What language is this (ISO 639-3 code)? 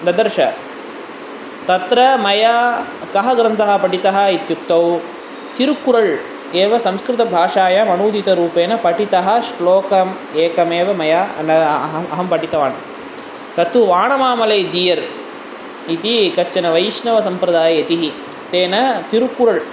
san